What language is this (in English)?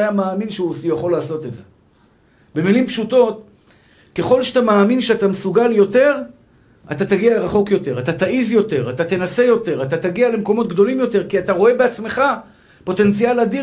Hebrew